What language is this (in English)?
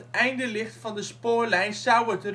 Dutch